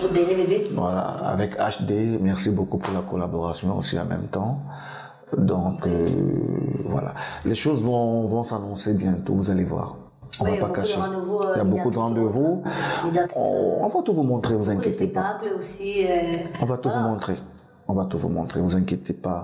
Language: French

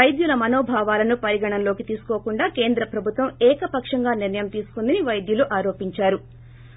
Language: Telugu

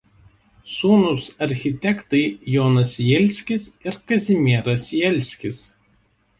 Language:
Lithuanian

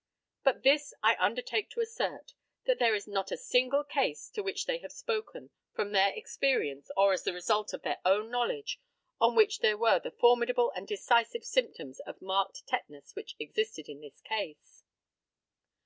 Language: English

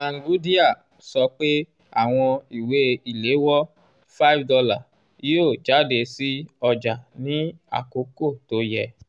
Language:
Yoruba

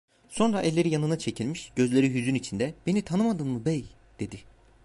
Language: Turkish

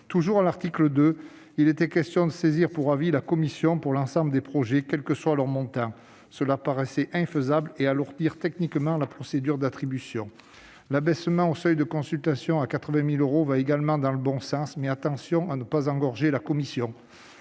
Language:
French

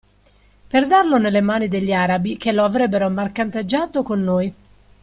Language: Italian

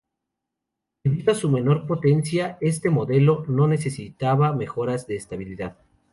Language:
Spanish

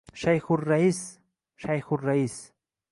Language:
Uzbek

